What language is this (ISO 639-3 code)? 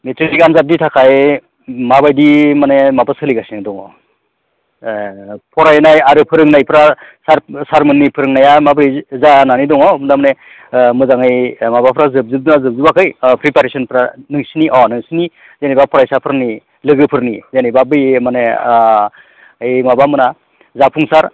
brx